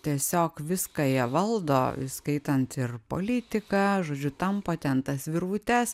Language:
Lithuanian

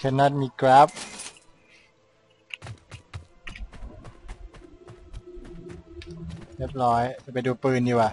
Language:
Thai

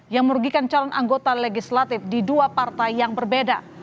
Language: Indonesian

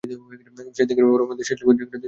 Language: Bangla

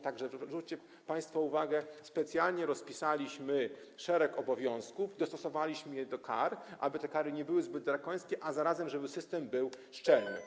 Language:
Polish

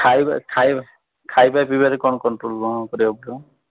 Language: Odia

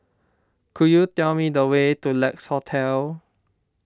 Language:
English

